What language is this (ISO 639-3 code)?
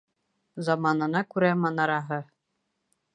bak